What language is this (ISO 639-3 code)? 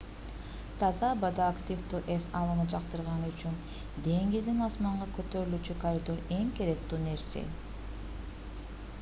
kir